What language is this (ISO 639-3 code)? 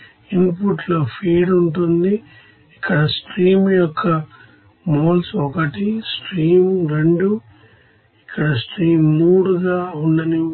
tel